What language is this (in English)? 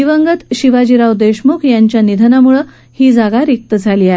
Marathi